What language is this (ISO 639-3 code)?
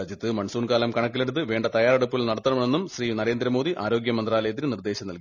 mal